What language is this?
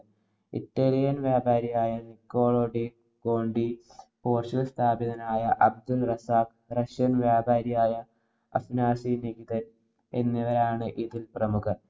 Malayalam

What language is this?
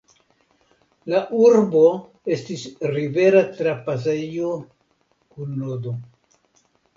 Esperanto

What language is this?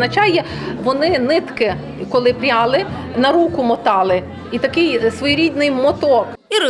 Ukrainian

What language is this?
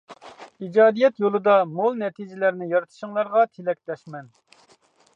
Uyghur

